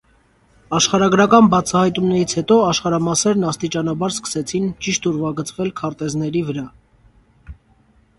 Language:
Armenian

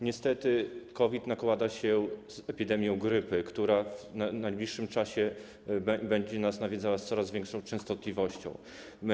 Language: Polish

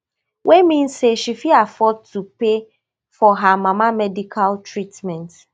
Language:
Nigerian Pidgin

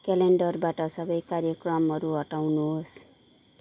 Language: Nepali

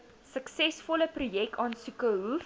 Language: Afrikaans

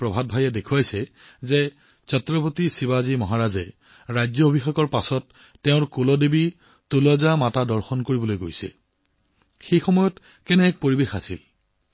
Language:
Assamese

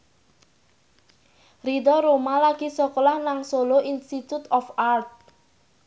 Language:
Javanese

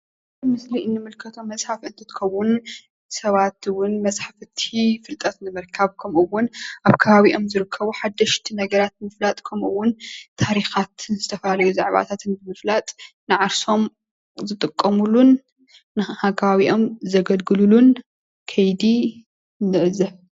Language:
Tigrinya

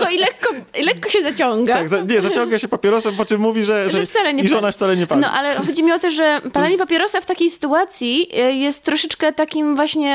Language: Polish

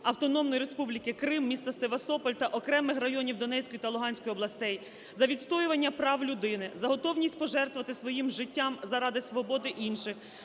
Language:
Ukrainian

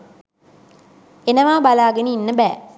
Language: Sinhala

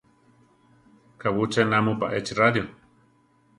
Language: Central Tarahumara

